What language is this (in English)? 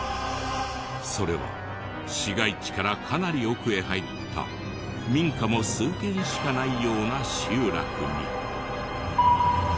Japanese